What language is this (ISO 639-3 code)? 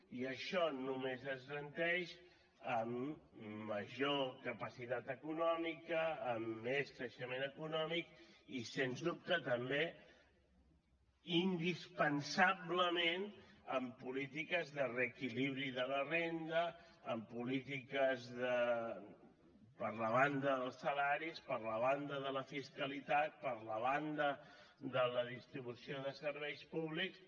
cat